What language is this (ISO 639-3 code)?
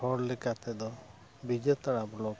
sat